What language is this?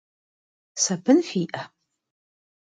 Kabardian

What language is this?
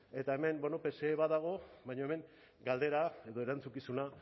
Basque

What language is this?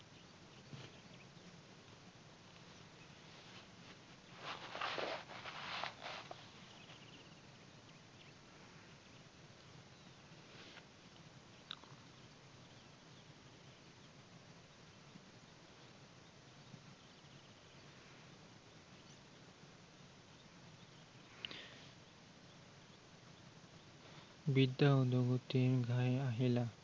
Assamese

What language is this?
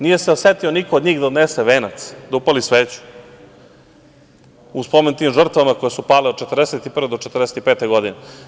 Serbian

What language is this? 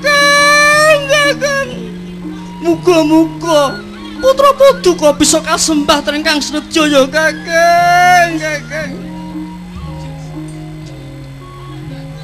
Indonesian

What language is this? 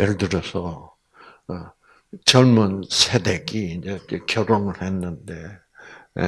Korean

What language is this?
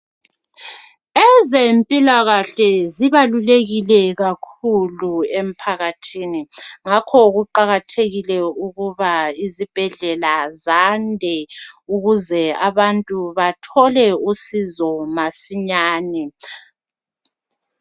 North Ndebele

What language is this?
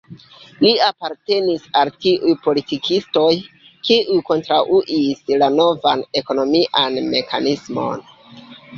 Esperanto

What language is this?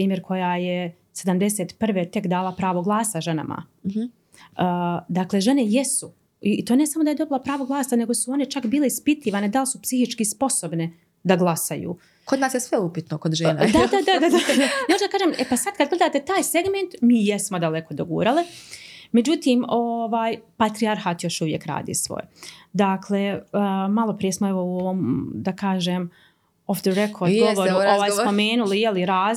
Croatian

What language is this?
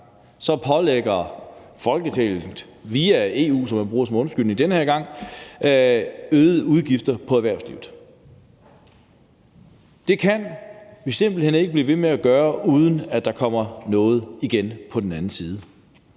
Danish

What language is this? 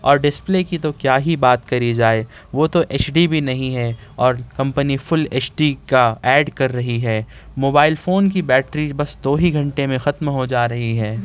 Urdu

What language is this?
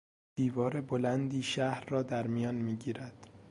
Persian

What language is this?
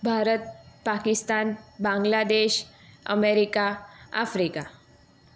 Gujarati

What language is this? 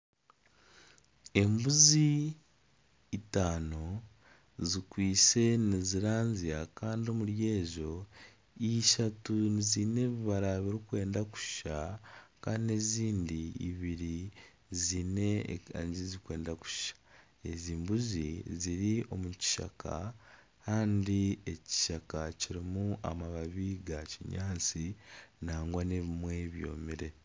Nyankole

